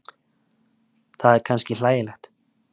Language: Icelandic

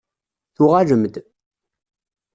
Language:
Kabyle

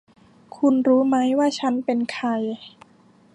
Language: Thai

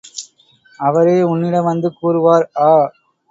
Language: Tamil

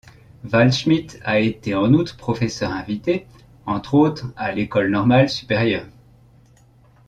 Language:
French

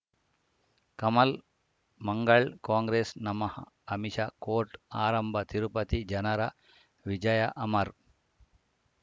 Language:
Kannada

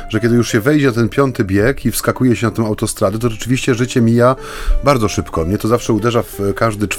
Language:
Polish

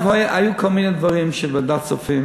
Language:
Hebrew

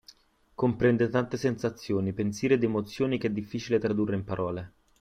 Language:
Italian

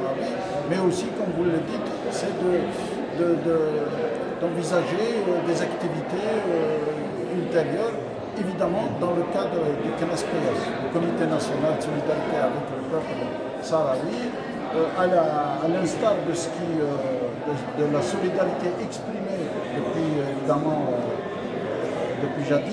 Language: French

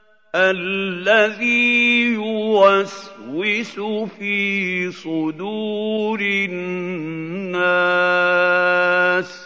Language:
Arabic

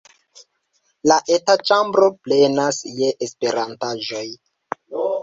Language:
Esperanto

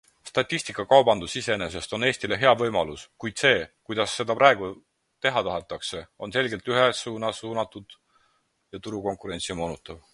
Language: Estonian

